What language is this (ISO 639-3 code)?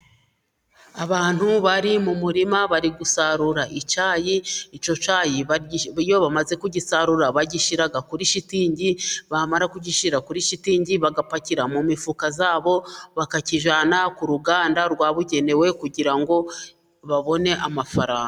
kin